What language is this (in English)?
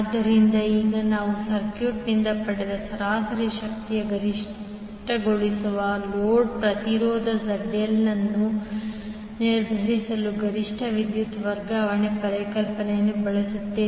Kannada